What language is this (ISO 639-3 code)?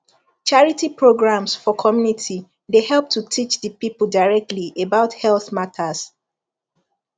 pcm